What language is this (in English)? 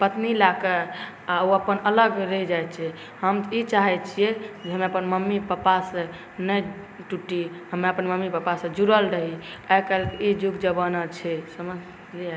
Maithili